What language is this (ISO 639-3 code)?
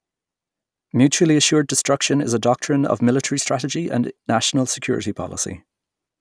eng